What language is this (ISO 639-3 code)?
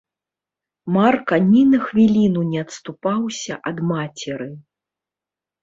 bel